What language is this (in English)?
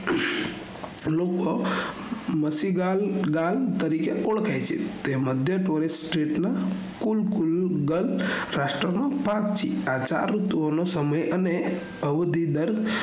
Gujarati